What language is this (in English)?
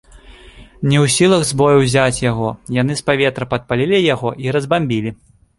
Belarusian